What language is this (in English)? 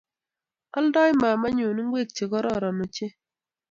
Kalenjin